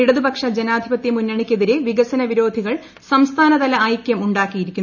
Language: Malayalam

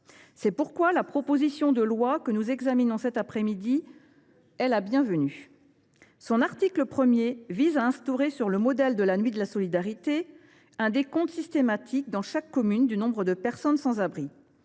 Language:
French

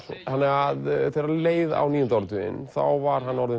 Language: Icelandic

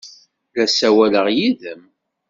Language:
Kabyle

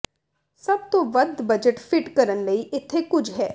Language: Punjabi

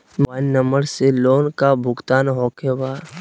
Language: Magahi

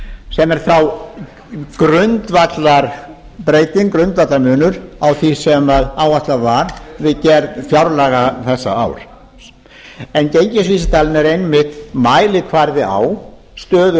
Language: Icelandic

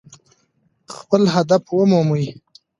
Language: Pashto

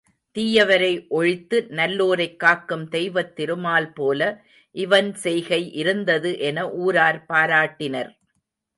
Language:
Tamil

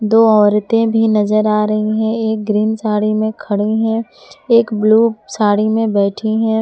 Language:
Hindi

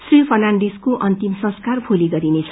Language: Nepali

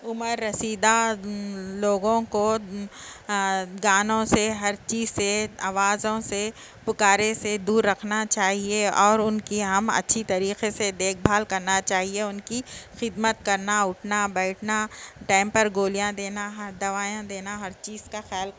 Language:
Urdu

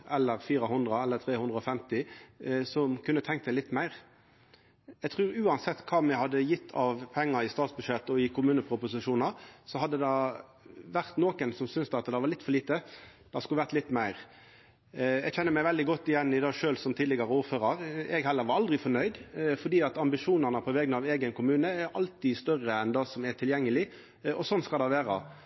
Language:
Norwegian Nynorsk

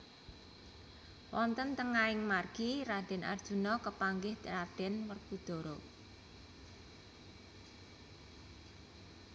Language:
Javanese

